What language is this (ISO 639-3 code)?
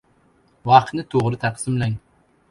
uzb